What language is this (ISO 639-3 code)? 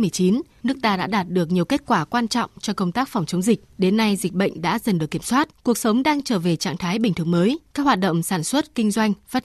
vie